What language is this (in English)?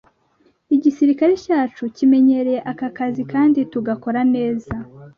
Kinyarwanda